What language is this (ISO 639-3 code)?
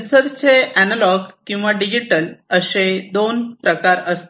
mar